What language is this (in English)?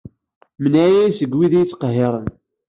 Kabyle